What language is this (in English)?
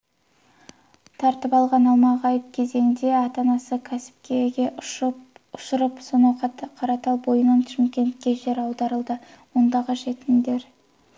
Kazakh